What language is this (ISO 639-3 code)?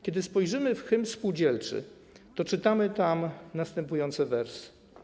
pol